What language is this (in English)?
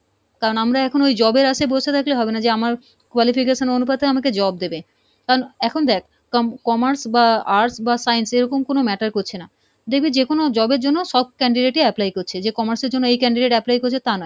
Bangla